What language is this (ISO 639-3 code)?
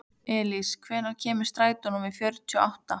isl